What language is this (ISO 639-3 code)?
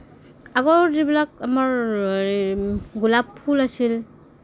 asm